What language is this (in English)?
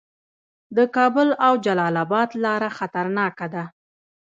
Pashto